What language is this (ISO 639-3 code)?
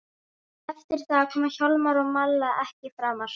isl